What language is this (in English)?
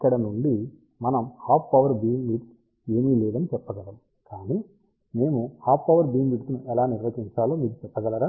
Telugu